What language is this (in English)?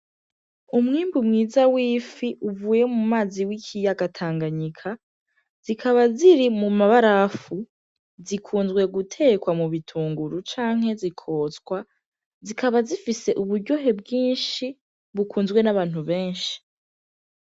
Rundi